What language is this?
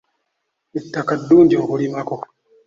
Ganda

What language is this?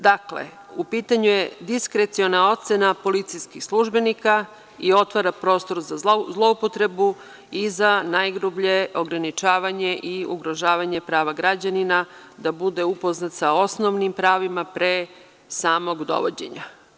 Serbian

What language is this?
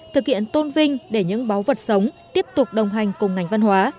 Vietnamese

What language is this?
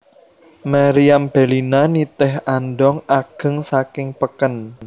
Javanese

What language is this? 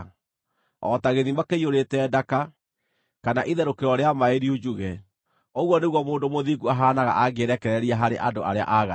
Kikuyu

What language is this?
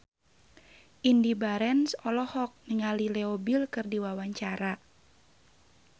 Sundanese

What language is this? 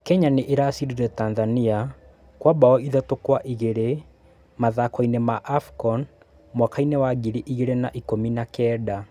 Kikuyu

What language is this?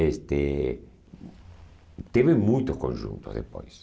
Portuguese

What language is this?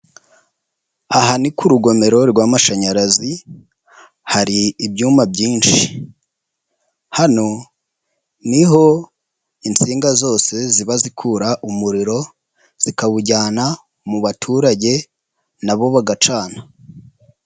Kinyarwanda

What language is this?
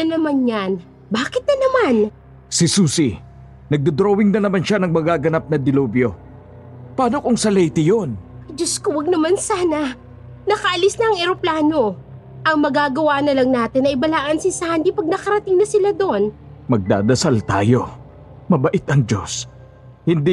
Filipino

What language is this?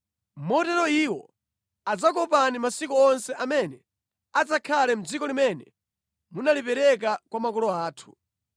Nyanja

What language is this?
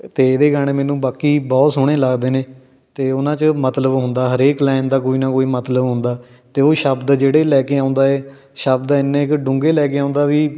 Punjabi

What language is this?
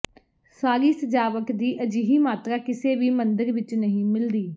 Punjabi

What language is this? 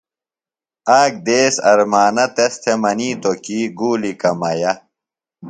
Phalura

